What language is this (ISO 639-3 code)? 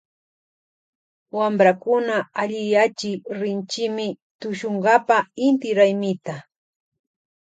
qvj